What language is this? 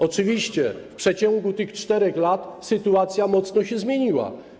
Polish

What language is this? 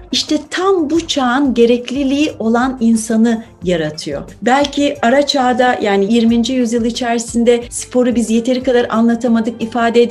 Turkish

